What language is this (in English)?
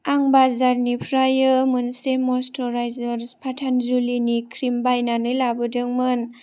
Bodo